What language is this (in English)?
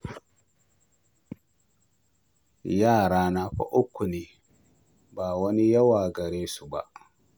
Hausa